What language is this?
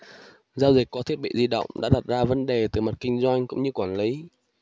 Vietnamese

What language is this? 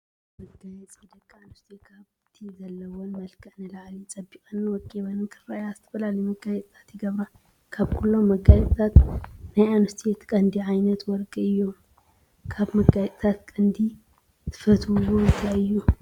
Tigrinya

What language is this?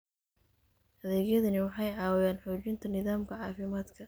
Somali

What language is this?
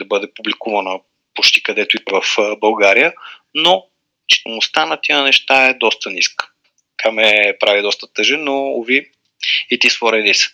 Bulgarian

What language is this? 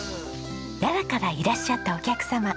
Japanese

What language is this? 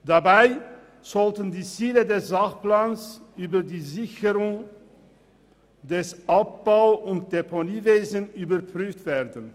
Swiss German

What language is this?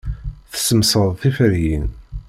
Kabyle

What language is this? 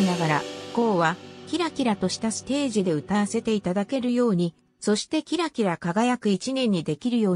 Japanese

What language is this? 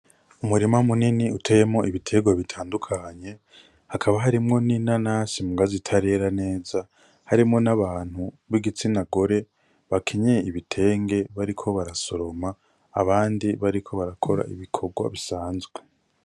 Rundi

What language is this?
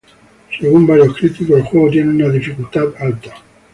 Spanish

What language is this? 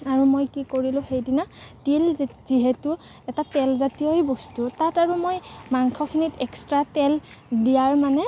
Assamese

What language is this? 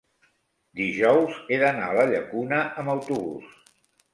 Catalan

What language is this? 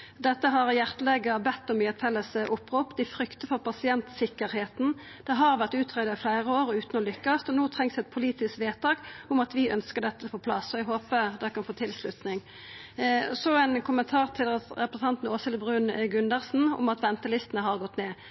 Norwegian Nynorsk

